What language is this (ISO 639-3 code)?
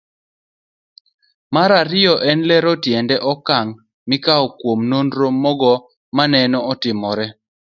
luo